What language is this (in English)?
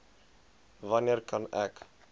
Afrikaans